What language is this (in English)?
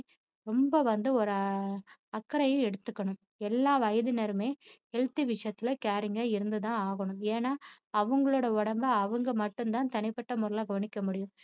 Tamil